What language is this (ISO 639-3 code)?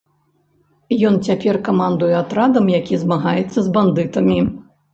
bel